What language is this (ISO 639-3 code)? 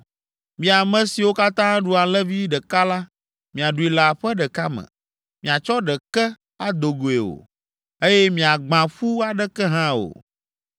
ewe